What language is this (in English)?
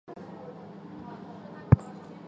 Chinese